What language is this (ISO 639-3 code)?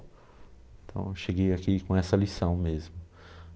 por